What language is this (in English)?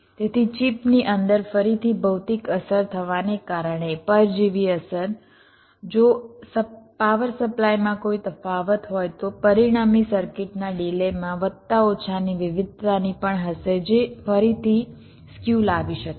Gujarati